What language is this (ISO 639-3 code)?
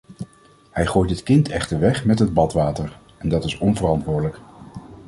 nld